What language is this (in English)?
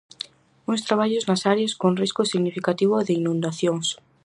Galician